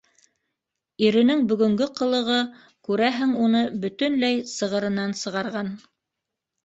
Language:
Bashkir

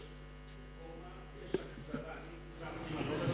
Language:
Hebrew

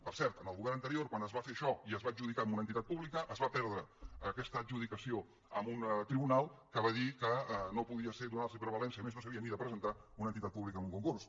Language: Catalan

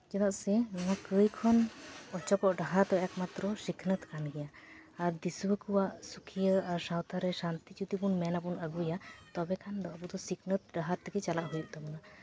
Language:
Santali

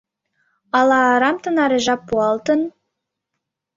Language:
Mari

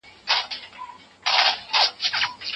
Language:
Pashto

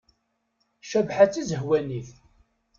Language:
Kabyle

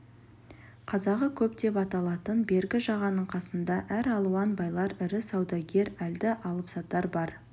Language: Kazakh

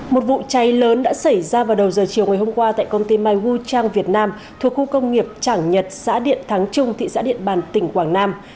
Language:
Vietnamese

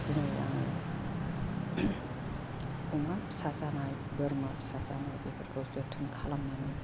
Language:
Bodo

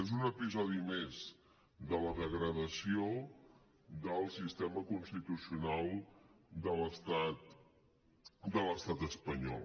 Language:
Catalan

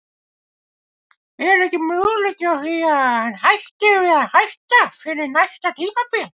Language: Icelandic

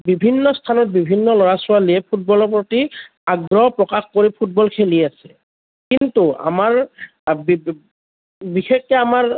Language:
Assamese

